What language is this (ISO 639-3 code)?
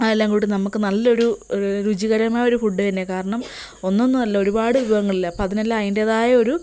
mal